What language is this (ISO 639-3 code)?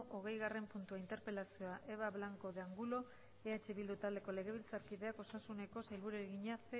eus